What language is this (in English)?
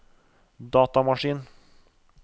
Norwegian